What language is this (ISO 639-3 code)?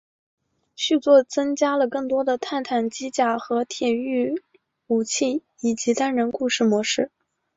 zho